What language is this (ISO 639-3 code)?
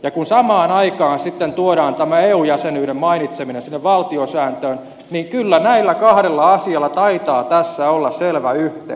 fin